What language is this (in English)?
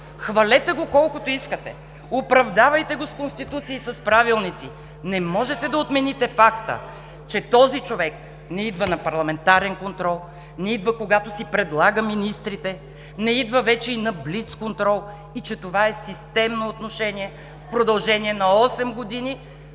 Bulgarian